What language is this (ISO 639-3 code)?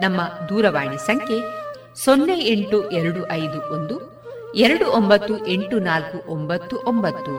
kan